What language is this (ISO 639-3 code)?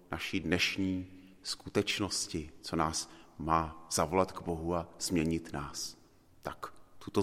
ces